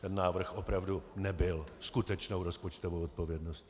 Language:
Czech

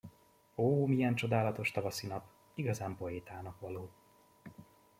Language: Hungarian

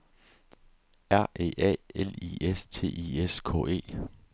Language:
Danish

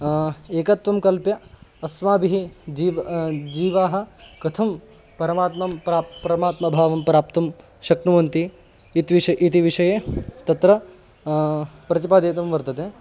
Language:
Sanskrit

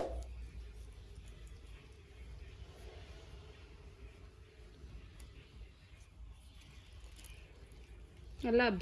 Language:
English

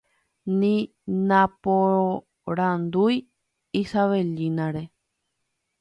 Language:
Guarani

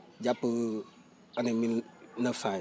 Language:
Wolof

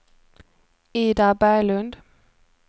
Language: Swedish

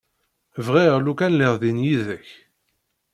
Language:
Kabyle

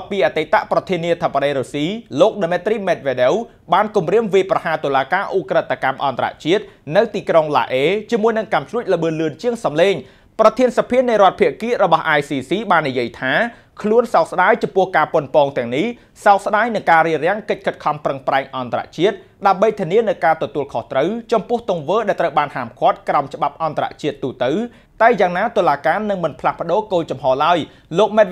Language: Thai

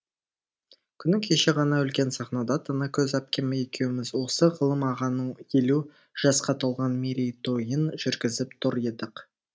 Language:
Kazakh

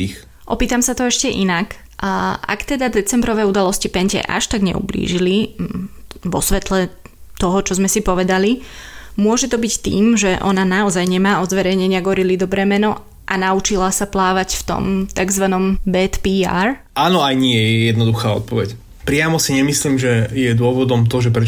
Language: Slovak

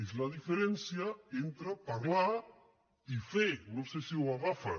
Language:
Catalan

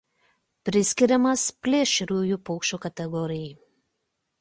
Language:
Lithuanian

